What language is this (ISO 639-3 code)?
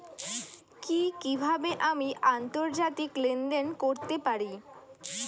ben